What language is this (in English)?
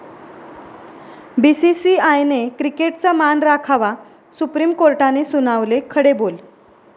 Marathi